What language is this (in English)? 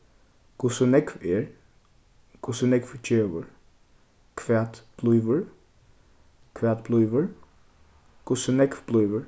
Faroese